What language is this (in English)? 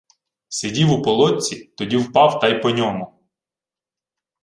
Ukrainian